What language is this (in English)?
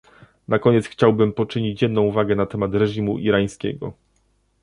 Polish